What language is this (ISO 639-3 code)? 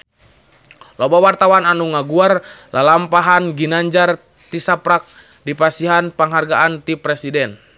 sun